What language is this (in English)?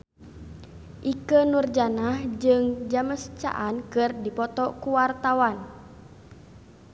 Sundanese